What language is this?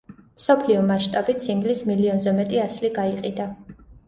Georgian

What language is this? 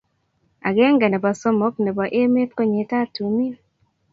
Kalenjin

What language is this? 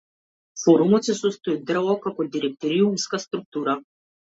Macedonian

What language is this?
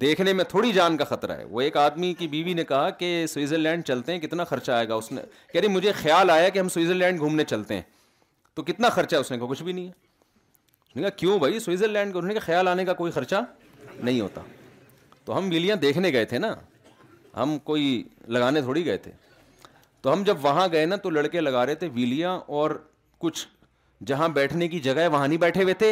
Urdu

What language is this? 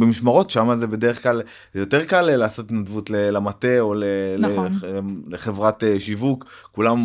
Hebrew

